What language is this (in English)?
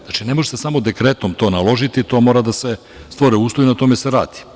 Serbian